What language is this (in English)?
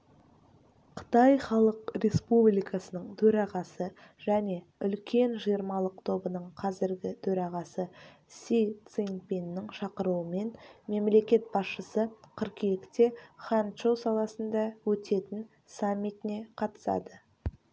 Kazakh